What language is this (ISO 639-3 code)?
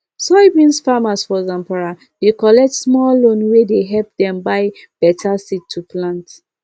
pcm